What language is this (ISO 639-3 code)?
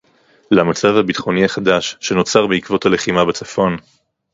heb